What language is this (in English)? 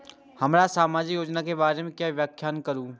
Maithili